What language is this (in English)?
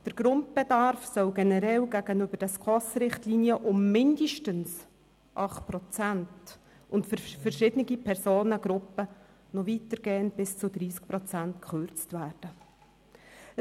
Swiss German